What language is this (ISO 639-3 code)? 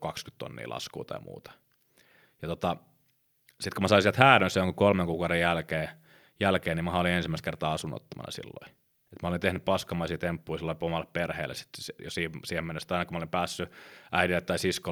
fin